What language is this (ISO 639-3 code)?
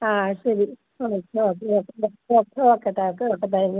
mal